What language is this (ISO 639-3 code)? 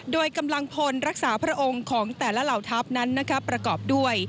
tha